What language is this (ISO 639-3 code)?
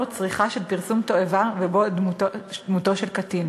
heb